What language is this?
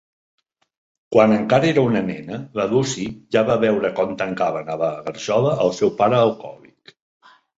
Catalan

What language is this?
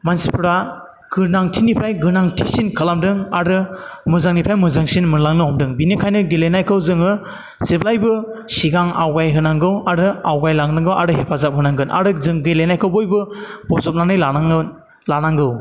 Bodo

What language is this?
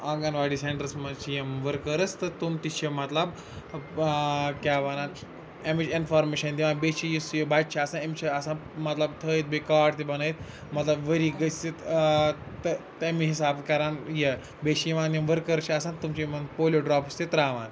Kashmiri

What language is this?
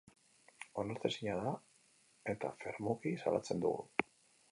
Basque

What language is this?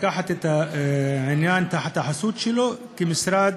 Hebrew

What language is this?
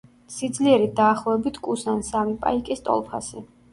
Georgian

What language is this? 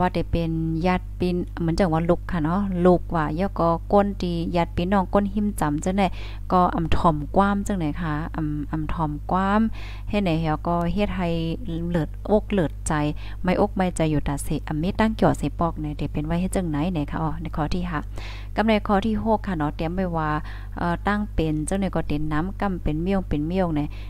Thai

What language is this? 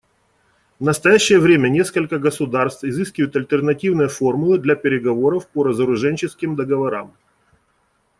Russian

